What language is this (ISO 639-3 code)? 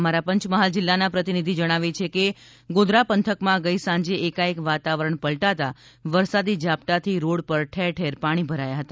guj